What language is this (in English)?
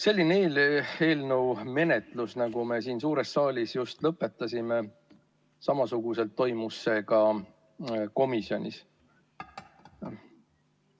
Estonian